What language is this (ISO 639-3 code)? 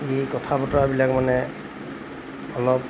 asm